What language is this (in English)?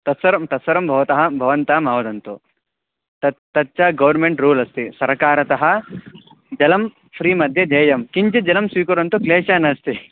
Sanskrit